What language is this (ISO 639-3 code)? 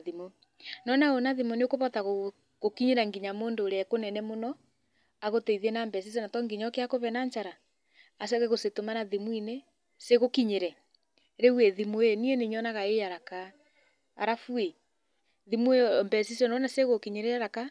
kik